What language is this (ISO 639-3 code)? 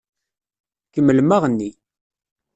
kab